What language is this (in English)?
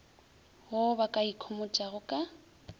Northern Sotho